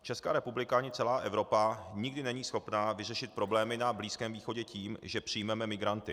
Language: Czech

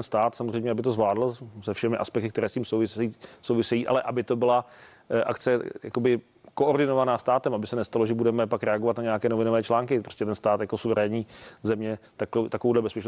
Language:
Czech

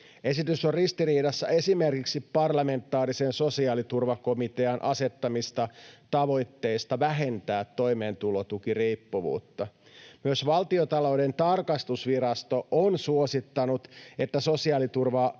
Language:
Finnish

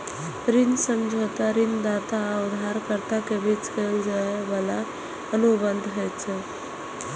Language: Maithili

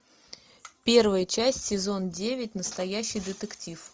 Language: Russian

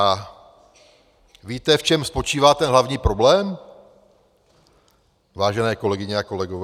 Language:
Czech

